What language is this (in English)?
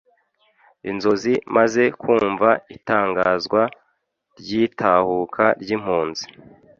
Kinyarwanda